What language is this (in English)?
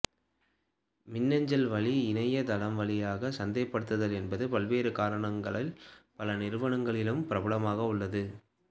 Tamil